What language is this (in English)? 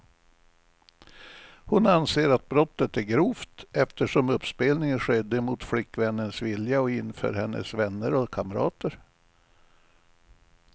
Swedish